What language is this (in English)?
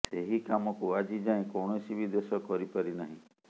Odia